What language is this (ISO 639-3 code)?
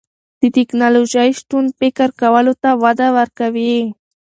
pus